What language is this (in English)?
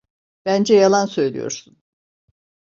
Turkish